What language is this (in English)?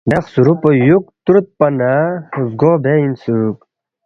Balti